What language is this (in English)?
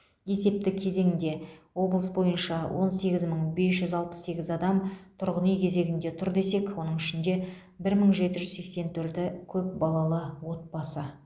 Kazakh